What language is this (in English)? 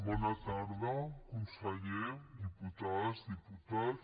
Catalan